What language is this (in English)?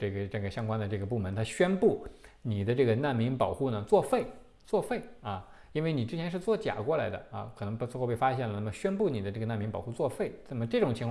Chinese